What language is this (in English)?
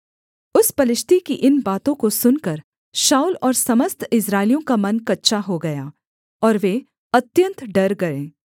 Hindi